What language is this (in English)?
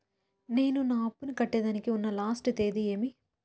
Telugu